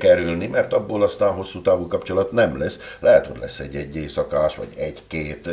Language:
Hungarian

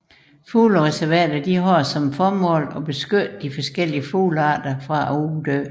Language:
Danish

